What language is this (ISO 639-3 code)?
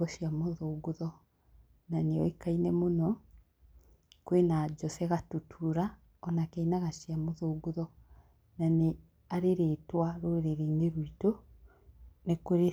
kik